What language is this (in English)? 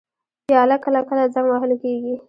Pashto